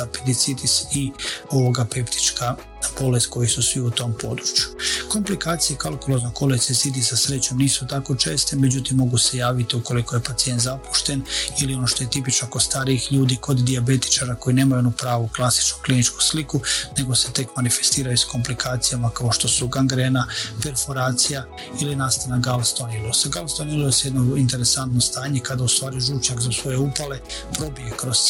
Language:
Croatian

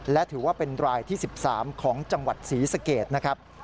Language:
Thai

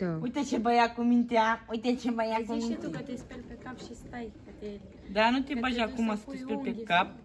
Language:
Romanian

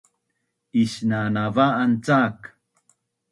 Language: Bunun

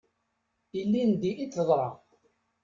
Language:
Kabyle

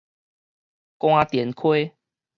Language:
Min Nan Chinese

